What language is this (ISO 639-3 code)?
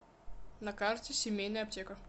rus